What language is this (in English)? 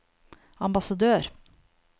Norwegian